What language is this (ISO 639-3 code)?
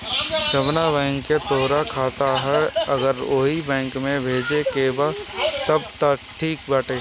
bho